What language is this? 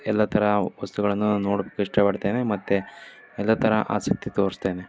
Kannada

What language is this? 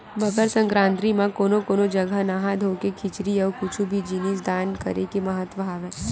Chhattisgarhi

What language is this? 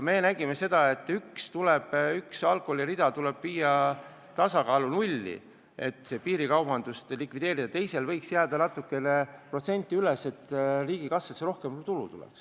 Estonian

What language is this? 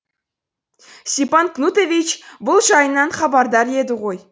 Kazakh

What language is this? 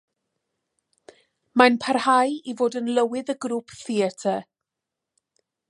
Welsh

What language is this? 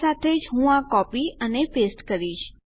Gujarati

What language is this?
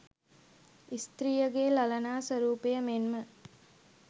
Sinhala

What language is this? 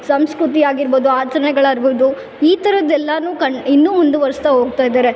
Kannada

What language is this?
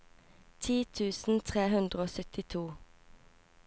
Norwegian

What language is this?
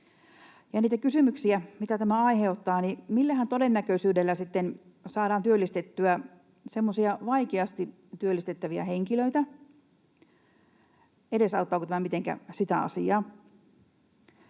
Finnish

